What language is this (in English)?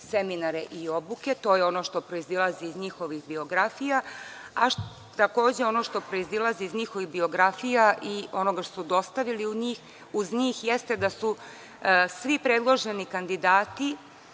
Serbian